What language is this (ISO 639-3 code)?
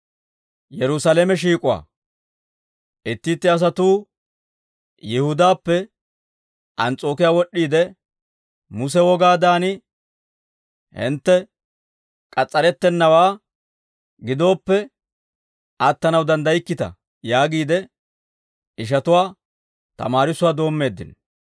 dwr